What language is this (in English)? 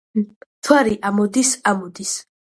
Georgian